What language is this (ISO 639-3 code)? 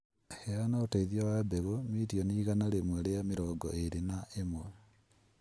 kik